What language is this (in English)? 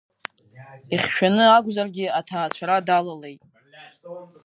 Abkhazian